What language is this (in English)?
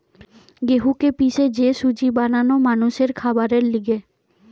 Bangla